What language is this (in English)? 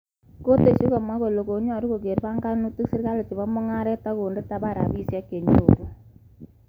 Kalenjin